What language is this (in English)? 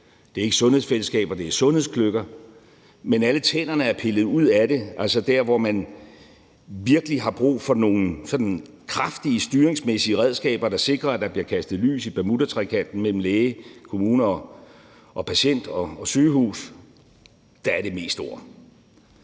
Danish